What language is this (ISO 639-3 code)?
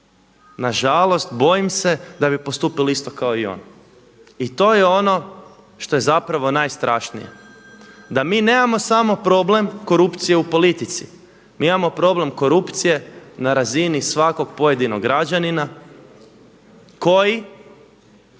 hrv